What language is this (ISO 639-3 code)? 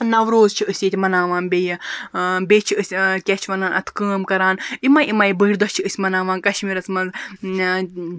kas